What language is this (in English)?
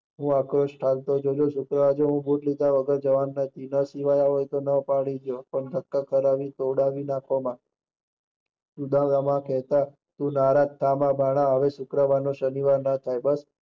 Gujarati